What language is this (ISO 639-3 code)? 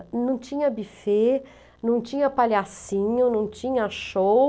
por